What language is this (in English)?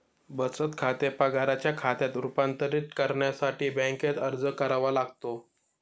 Marathi